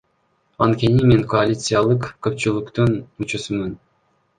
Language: Kyrgyz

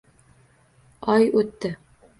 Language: Uzbek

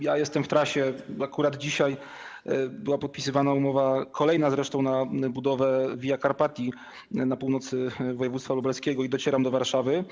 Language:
Polish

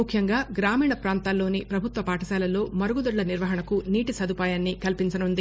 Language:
Telugu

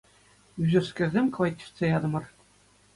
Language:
Chuvash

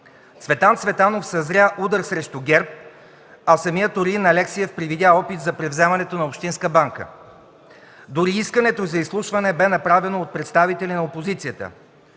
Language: Bulgarian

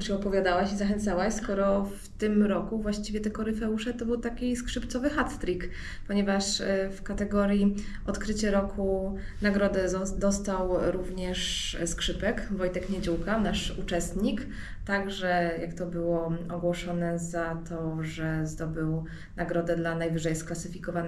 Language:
Polish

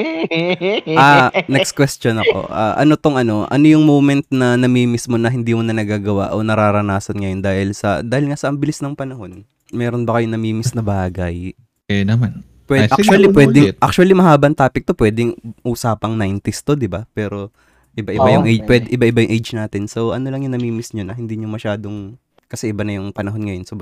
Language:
Filipino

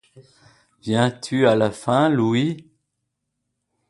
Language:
French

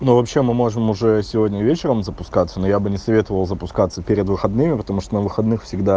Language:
Russian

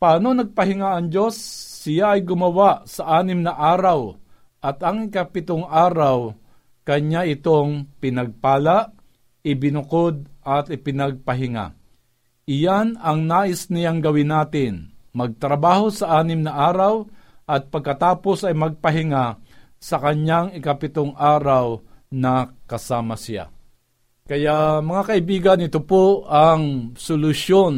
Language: Filipino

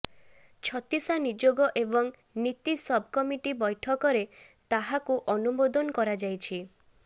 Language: Odia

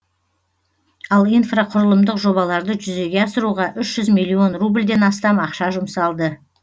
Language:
Kazakh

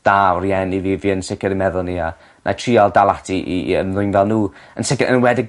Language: Welsh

